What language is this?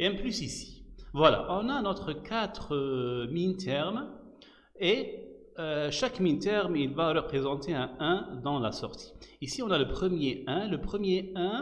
French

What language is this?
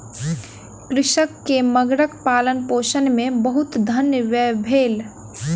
Maithili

